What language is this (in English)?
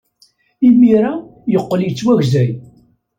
Kabyle